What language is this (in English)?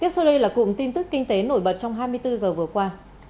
Vietnamese